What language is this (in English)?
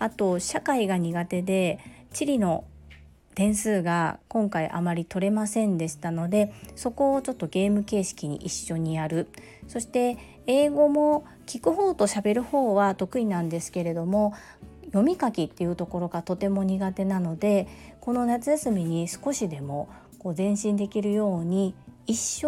Japanese